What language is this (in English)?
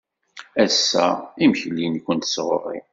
Kabyle